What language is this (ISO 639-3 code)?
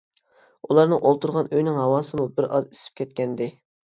uig